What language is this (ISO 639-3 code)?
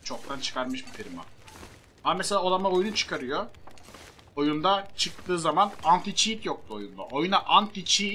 tur